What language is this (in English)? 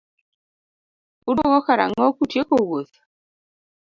Luo (Kenya and Tanzania)